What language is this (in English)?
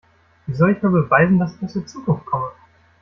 German